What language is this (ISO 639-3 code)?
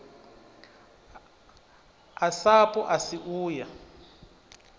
ven